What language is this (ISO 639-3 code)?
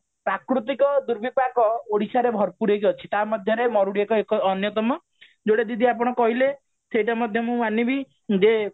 ori